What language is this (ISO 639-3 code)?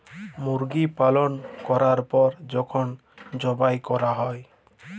ben